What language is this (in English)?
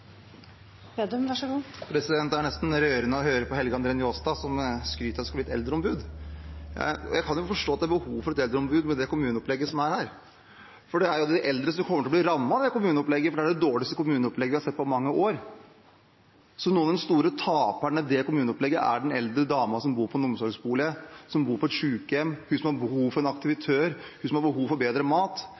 Norwegian Bokmål